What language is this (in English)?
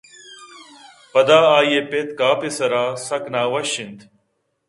Eastern Balochi